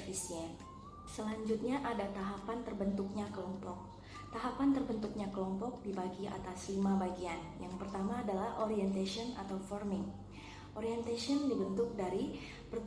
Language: Indonesian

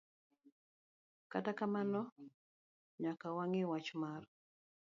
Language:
Luo (Kenya and Tanzania)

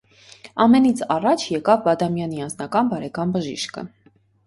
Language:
Armenian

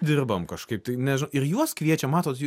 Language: Lithuanian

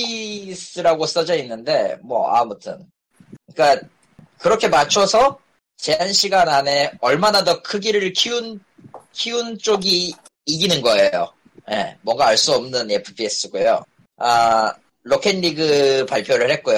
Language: Korean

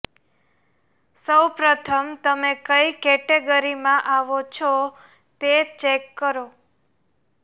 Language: Gujarati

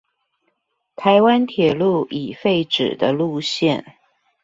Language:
Chinese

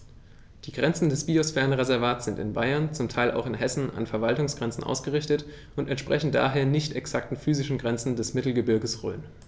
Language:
German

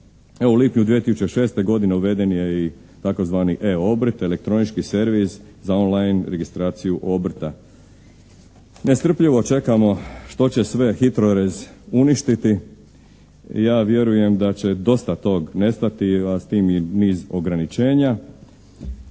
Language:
Croatian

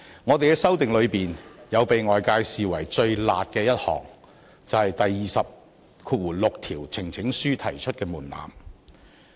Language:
Cantonese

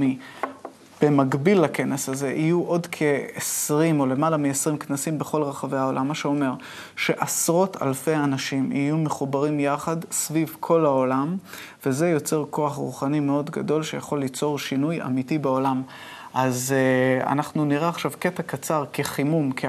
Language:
Hebrew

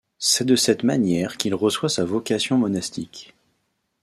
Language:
French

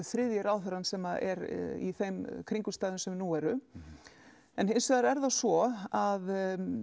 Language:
Icelandic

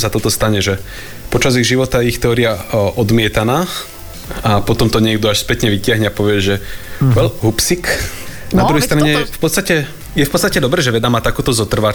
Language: Slovak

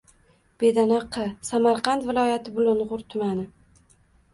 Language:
Uzbek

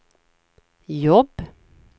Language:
Swedish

